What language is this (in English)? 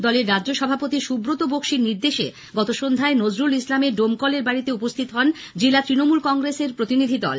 Bangla